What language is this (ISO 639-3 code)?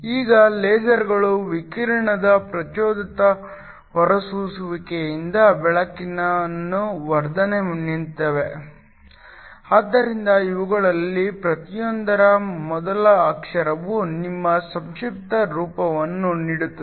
kan